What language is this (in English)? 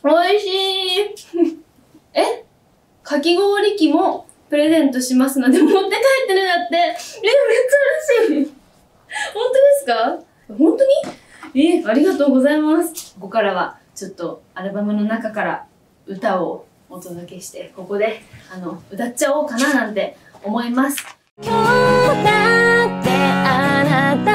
Japanese